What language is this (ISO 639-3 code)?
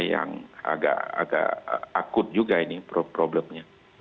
ind